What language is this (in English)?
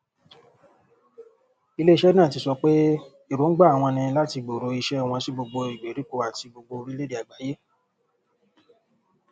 Yoruba